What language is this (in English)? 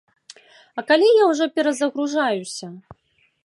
Belarusian